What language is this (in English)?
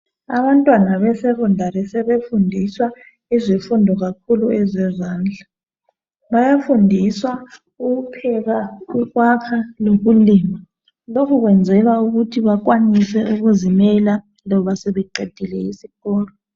North Ndebele